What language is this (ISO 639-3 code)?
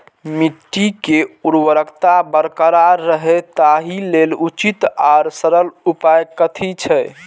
mai